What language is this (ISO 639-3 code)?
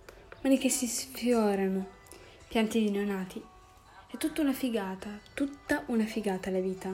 ita